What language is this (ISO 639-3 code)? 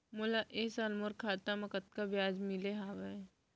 hne